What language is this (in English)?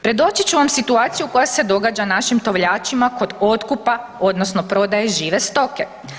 Croatian